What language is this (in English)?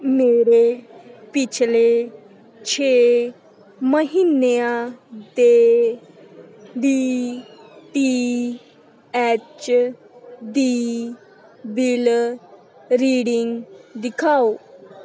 Punjabi